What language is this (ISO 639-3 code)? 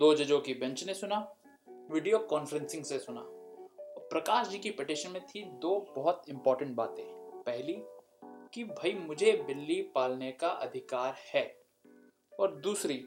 hin